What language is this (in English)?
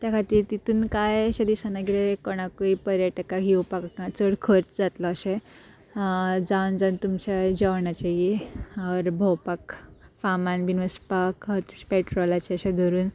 Konkani